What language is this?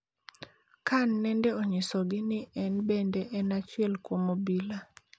Luo (Kenya and Tanzania)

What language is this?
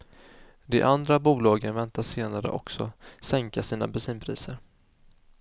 Swedish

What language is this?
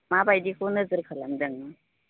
Bodo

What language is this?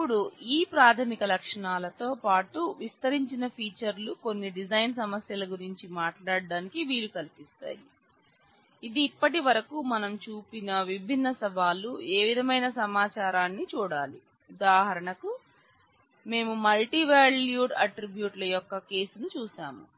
Telugu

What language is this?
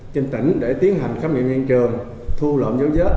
Vietnamese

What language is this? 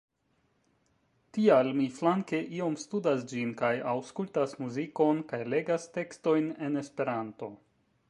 Esperanto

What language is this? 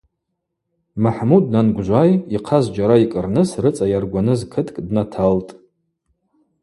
Abaza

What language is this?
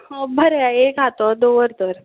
Konkani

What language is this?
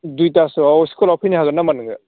Bodo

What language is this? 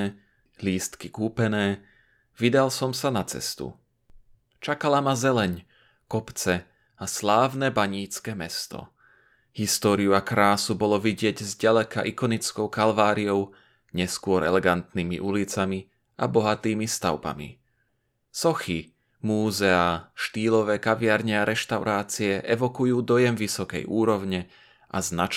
Slovak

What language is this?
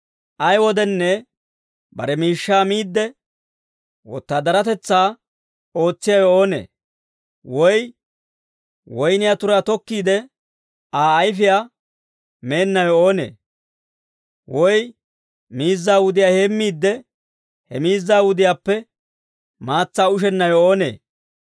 Dawro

